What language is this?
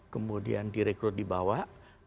Indonesian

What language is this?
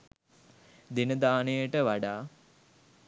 Sinhala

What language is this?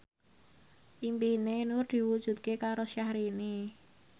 Javanese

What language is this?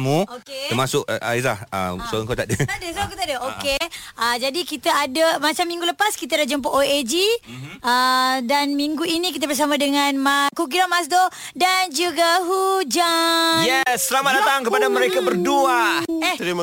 Malay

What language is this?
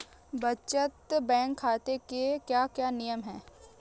Hindi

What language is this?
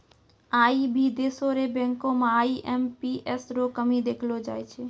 Maithili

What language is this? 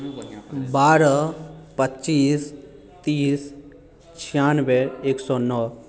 Maithili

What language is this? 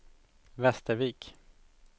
Swedish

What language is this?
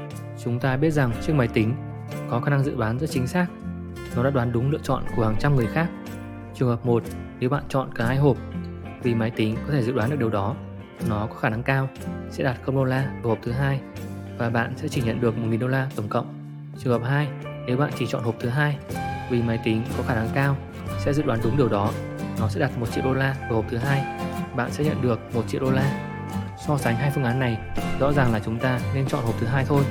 Vietnamese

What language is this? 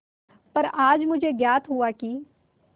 Hindi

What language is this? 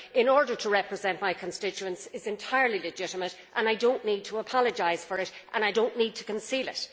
English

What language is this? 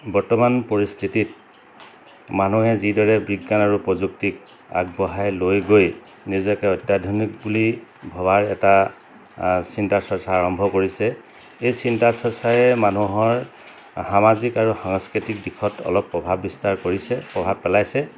Assamese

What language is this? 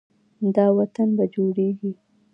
Pashto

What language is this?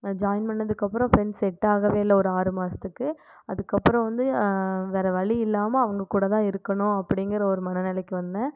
Tamil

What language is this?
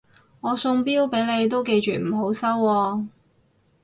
Cantonese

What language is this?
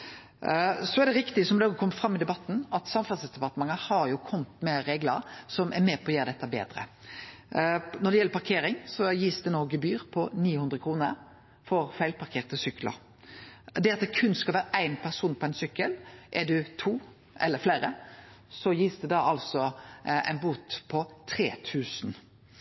Norwegian Nynorsk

